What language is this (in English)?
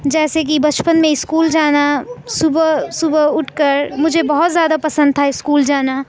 Urdu